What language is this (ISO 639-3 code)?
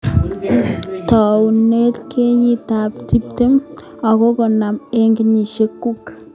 kln